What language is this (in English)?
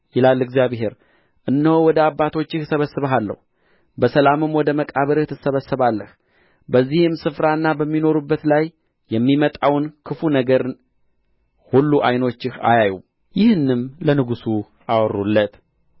Amharic